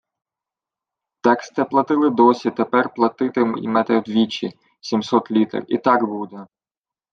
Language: Ukrainian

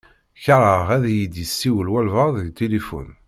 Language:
Kabyle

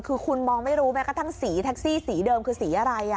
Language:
Thai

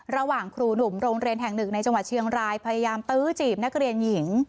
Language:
Thai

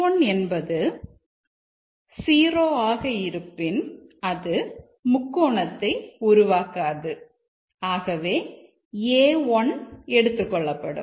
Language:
Tamil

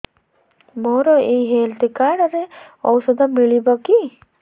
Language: Odia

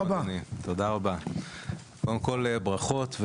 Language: Hebrew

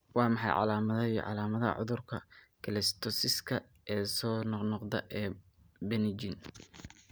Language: Somali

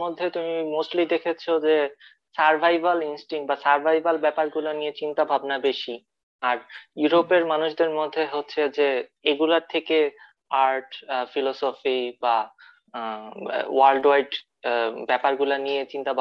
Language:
Bangla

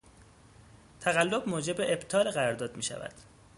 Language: Persian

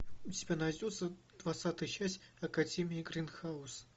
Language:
Russian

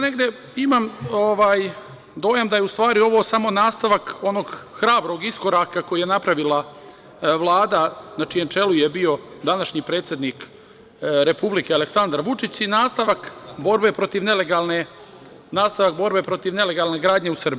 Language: Serbian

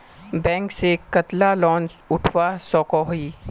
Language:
Magahi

